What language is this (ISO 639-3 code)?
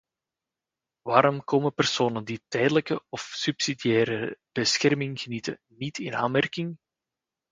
nld